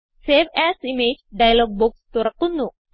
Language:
Malayalam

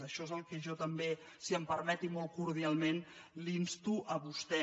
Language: Catalan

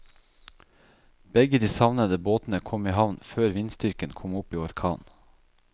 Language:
Norwegian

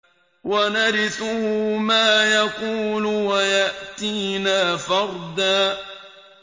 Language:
Arabic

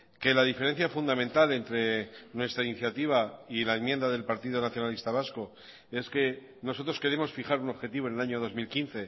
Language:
Spanish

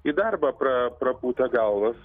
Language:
Lithuanian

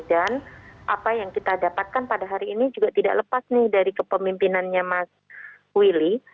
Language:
Indonesian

